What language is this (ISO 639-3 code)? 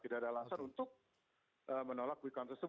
ind